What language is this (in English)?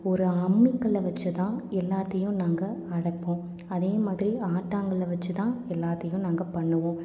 Tamil